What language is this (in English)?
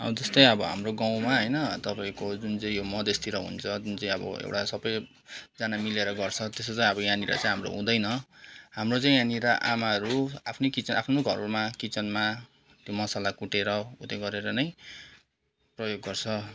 Nepali